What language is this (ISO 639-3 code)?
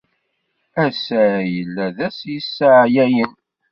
kab